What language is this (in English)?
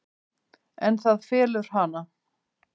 Icelandic